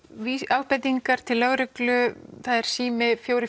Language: Icelandic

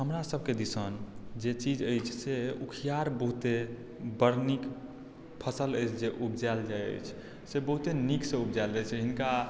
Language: Maithili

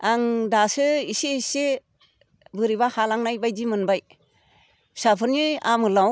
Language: Bodo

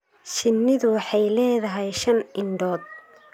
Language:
Somali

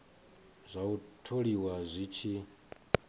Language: Venda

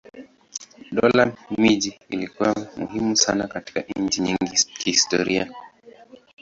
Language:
Swahili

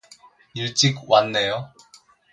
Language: Korean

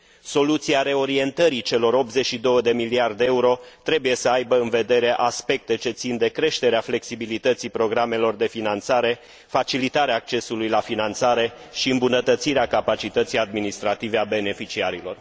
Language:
Romanian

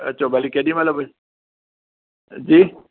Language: Sindhi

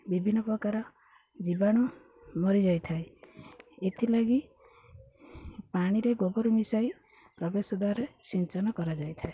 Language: Odia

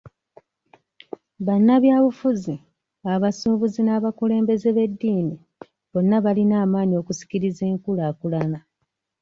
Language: Ganda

